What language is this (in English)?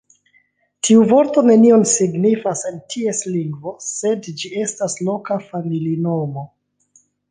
Esperanto